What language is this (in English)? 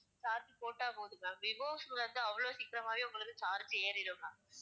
Tamil